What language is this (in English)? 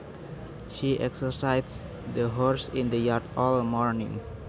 Javanese